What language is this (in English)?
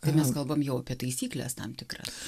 Lithuanian